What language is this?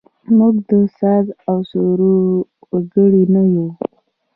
Pashto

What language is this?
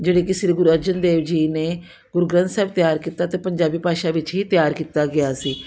Punjabi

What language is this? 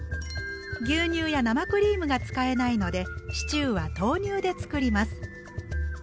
Japanese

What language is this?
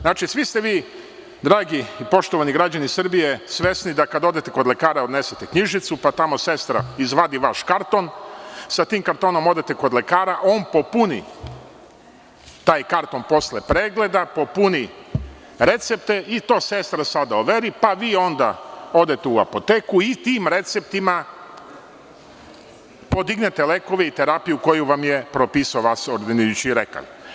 Serbian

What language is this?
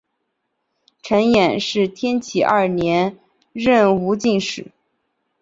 Chinese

